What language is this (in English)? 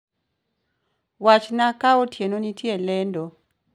Luo (Kenya and Tanzania)